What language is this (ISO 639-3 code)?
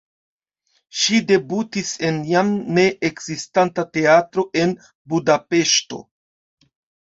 epo